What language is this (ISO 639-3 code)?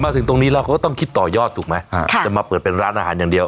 tha